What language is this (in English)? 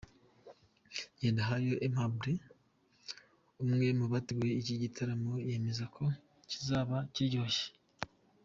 Kinyarwanda